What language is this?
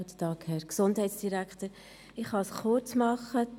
Swiss German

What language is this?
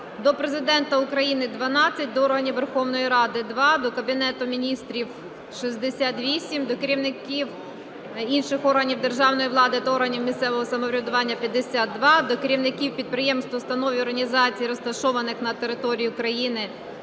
Ukrainian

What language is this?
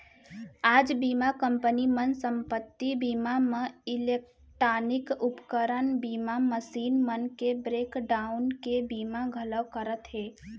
Chhattisgarhi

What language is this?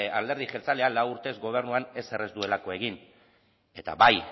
Basque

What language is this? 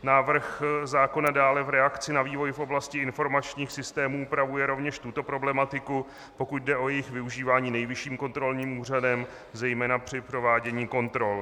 Czech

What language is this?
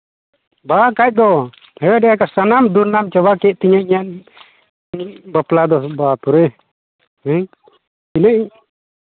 Santali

